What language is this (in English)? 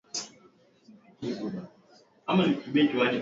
Swahili